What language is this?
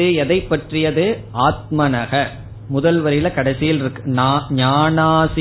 Tamil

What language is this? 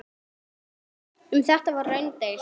Icelandic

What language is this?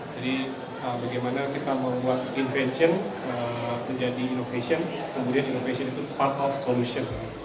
Indonesian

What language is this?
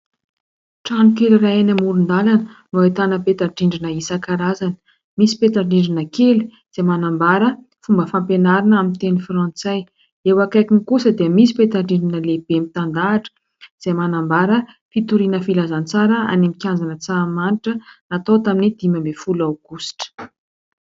Malagasy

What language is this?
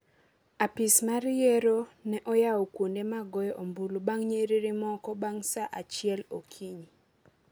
Luo (Kenya and Tanzania)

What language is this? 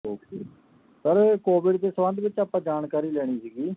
Punjabi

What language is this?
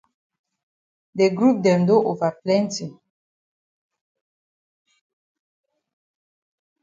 Cameroon Pidgin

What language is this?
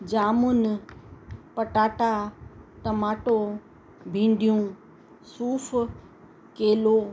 Sindhi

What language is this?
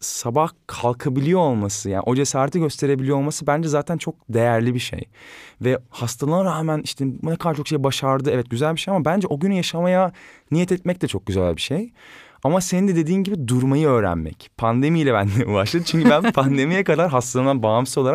Turkish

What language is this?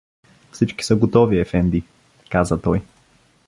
Bulgarian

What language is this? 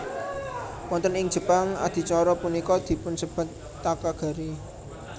Javanese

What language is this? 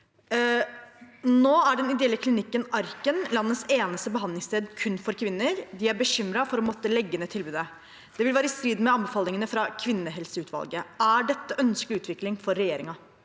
Norwegian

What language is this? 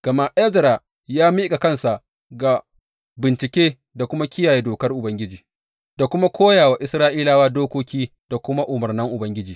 Hausa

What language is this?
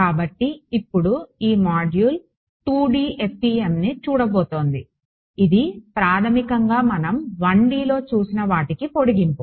Telugu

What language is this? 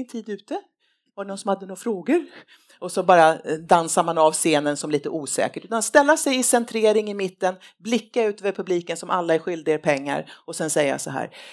Swedish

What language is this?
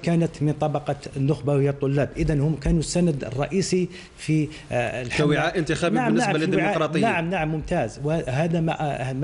Arabic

